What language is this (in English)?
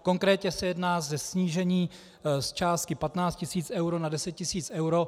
Czech